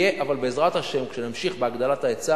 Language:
Hebrew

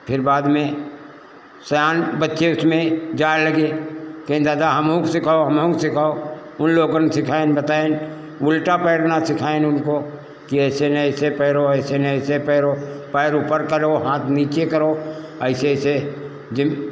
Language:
Hindi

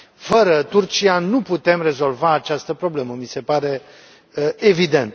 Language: Romanian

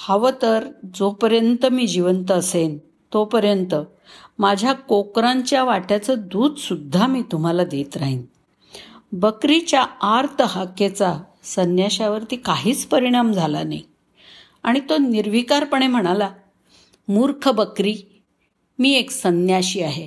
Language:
Marathi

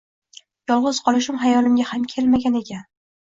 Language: Uzbek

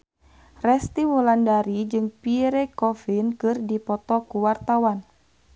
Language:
Sundanese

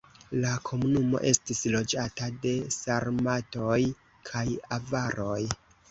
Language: Esperanto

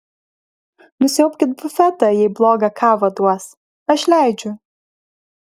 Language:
Lithuanian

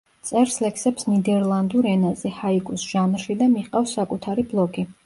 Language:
Georgian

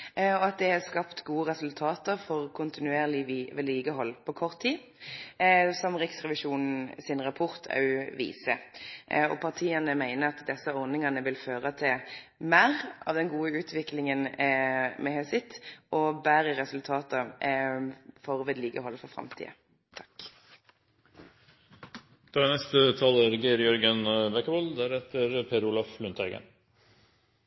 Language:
Norwegian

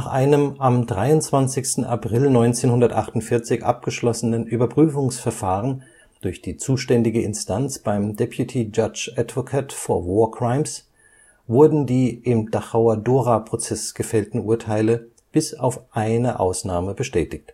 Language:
German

